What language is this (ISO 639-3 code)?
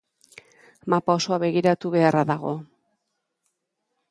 eus